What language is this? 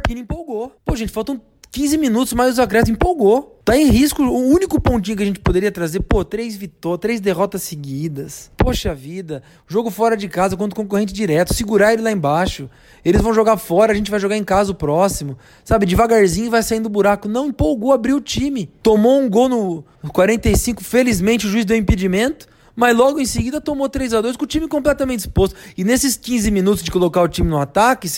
Portuguese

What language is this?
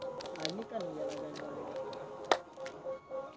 Maithili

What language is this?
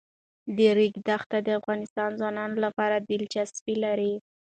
Pashto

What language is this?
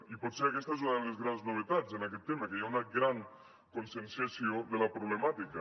Catalan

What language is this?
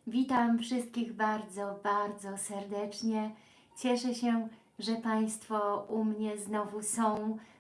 Polish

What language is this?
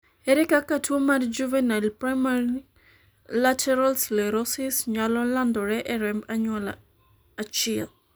Luo (Kenya and Tanzania)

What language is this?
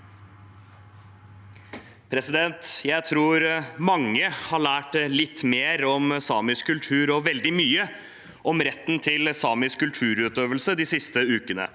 Norwegian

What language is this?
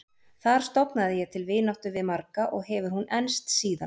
Icelandic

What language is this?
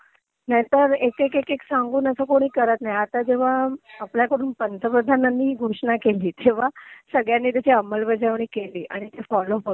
Marathi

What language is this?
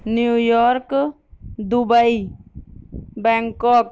Urdu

